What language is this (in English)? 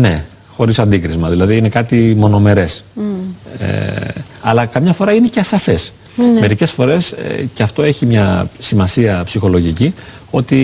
Greek